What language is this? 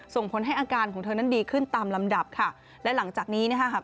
Thai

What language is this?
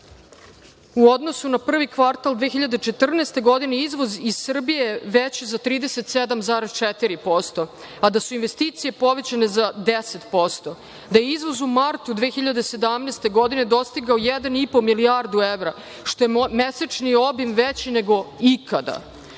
Serbian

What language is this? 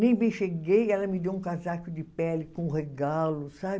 Portuguese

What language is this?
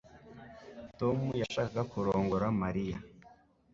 Kinyarwanda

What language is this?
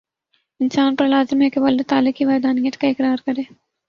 Urdu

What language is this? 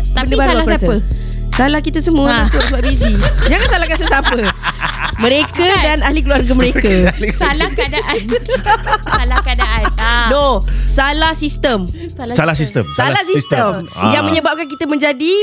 Malay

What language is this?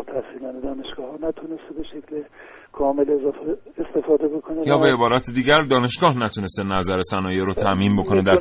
Persian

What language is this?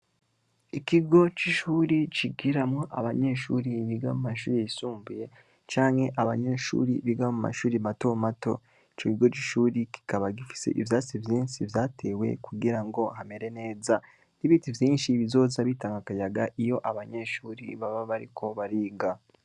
Rundi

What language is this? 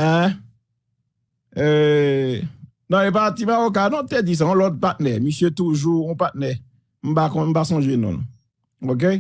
French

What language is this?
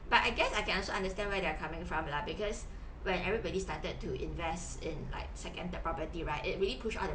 English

